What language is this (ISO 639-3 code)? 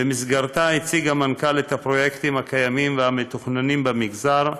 heb